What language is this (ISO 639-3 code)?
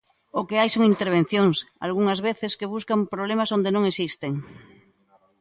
glg